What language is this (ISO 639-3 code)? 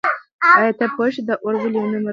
pus